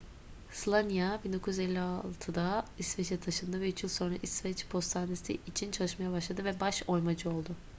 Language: Turkish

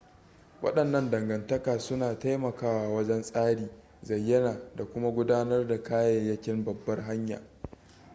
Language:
Hausa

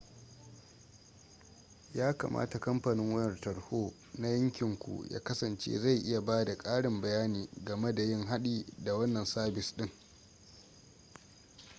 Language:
Hausa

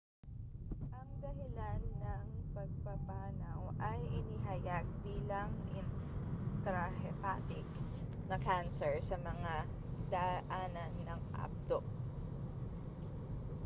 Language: Filipino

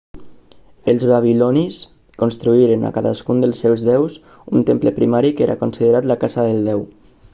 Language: Catalan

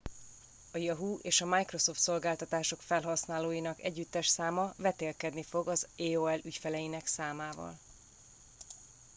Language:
Hungarian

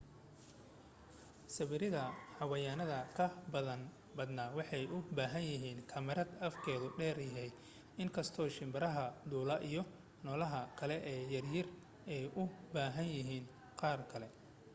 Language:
Somali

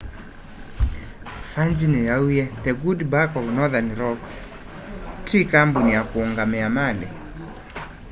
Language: Kamba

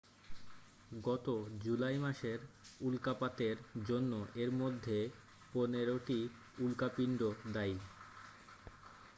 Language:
Bangla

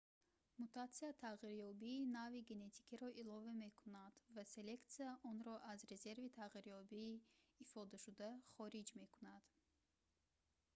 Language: Tajik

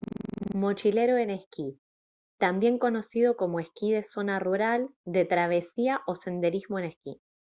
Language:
Spanish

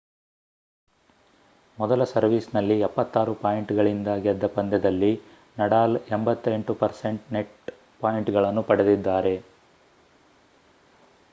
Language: Kannada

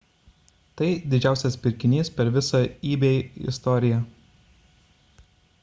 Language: Lithuanian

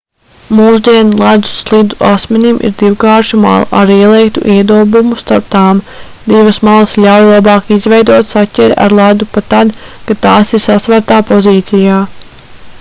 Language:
Latvian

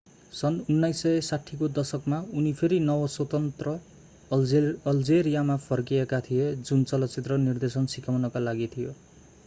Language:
Nepali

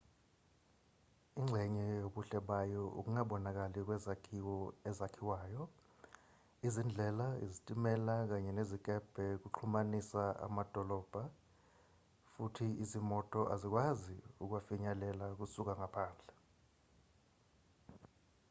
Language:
Zulu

